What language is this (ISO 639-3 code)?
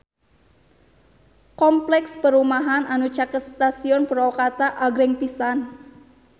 sun